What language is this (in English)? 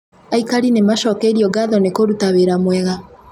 Kikuyu